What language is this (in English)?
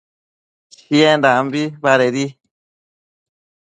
Matsés